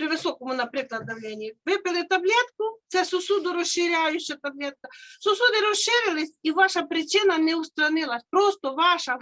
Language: Ukrainian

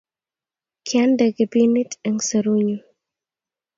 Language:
Kalenjin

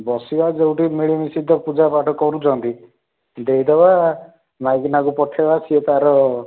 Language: Odia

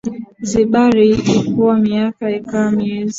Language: Swahili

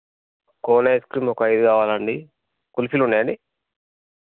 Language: Telugu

